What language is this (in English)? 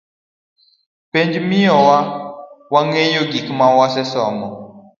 Luo (Kenya and Tanzania)